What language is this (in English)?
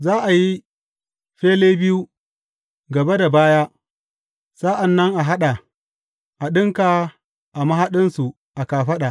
Hausa